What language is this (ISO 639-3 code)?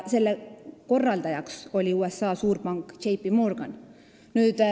est